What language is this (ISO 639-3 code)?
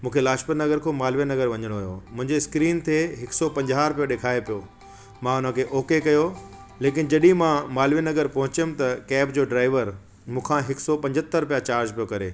snd